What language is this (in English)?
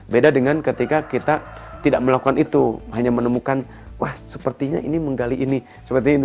Indonesian